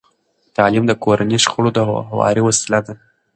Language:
Pashto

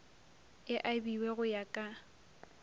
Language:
Northern Sotho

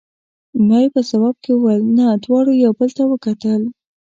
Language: Pashto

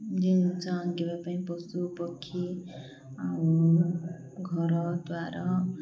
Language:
Odia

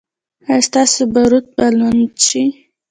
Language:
Pashto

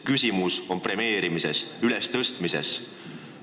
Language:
Estonian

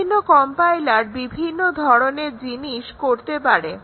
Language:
Bangla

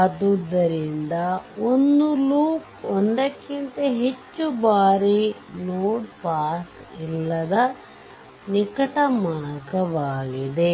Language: Kannada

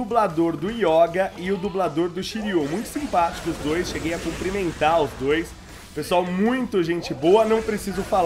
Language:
Portuguese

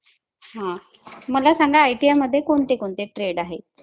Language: Marathi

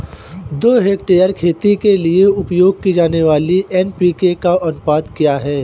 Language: Hindi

